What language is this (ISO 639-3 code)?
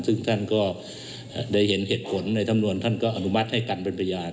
tha